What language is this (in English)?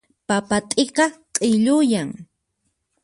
Puno Quechua